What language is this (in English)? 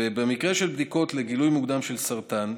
Hebrew